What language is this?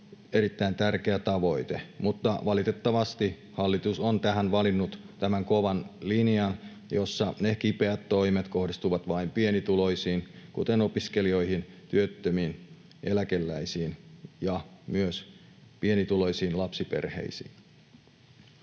Finnish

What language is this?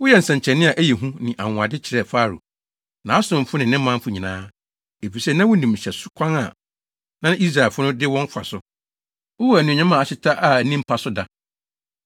Akan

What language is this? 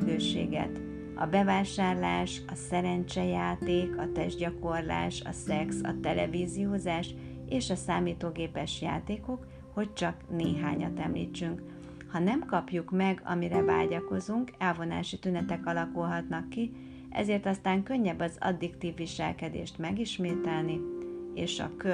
Hungarian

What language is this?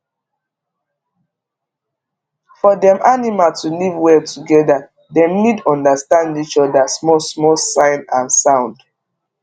Nigerian Pidgin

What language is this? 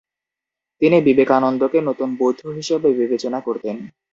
Bangla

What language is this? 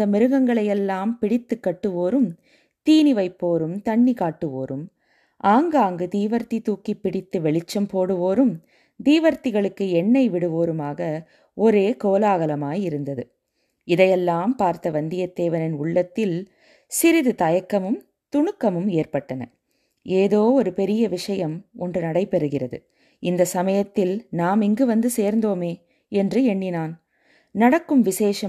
Tamil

